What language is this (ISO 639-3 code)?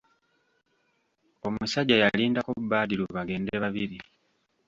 lug